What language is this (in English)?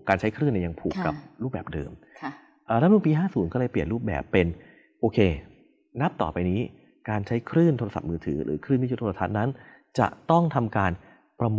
Thai